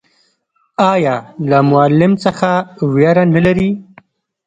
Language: Pashto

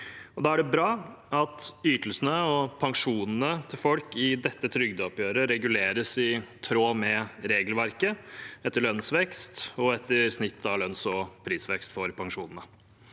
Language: Norwegian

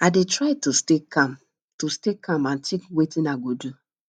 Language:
Nigerian Pidgin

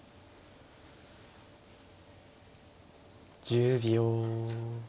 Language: Japanese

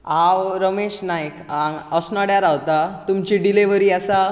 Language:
Konkani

